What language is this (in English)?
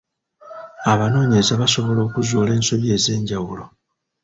Ganda